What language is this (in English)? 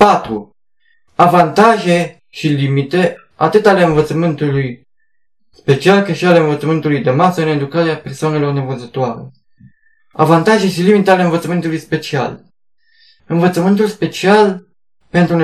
Romanian